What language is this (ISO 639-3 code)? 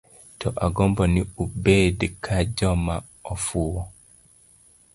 luo